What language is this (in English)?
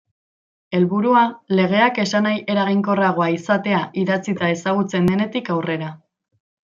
Basque